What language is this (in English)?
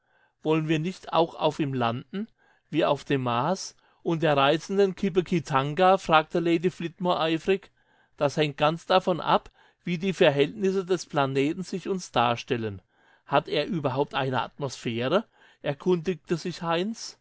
German